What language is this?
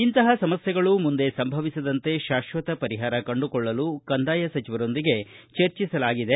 Kannada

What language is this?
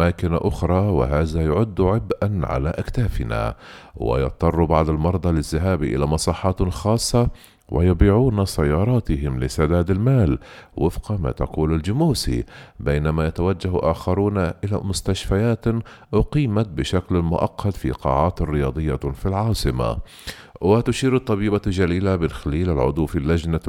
Arabic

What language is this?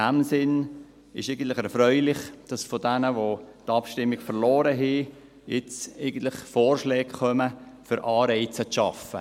Swiss German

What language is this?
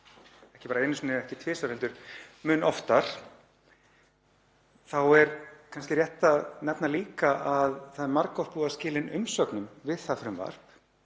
Icelandic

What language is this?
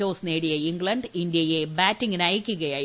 Malayalam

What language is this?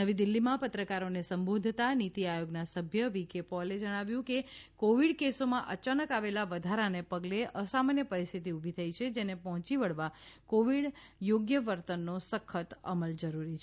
Gujarati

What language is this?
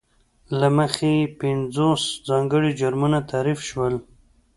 Pashto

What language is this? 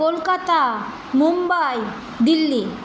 Bangla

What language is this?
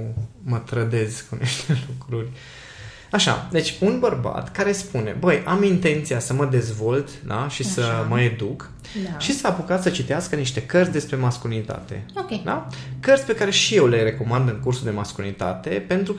Romanian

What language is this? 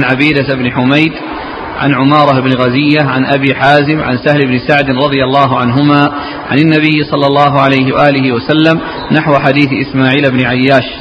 Arabic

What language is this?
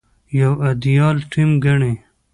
Pashto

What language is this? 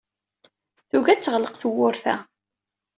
Kabyle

